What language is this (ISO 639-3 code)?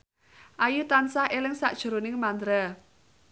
jav